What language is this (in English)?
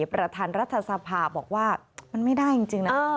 Thai